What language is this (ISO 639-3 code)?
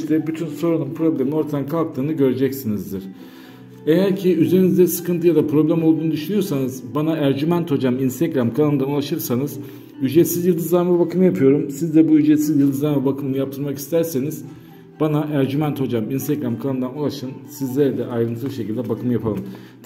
tur